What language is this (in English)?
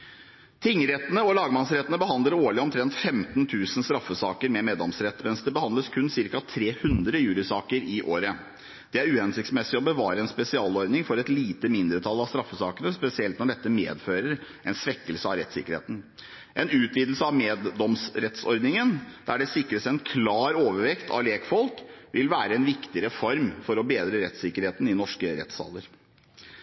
Norwegian Bokmål